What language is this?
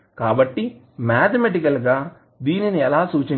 Telugu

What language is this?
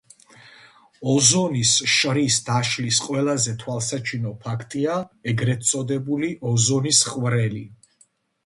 Georgian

